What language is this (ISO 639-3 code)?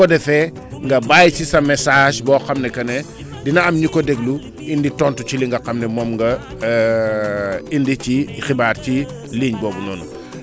wol